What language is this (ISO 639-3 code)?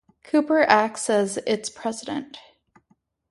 eng